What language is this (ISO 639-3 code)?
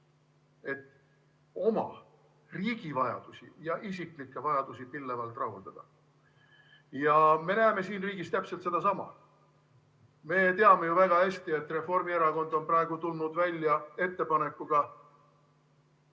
est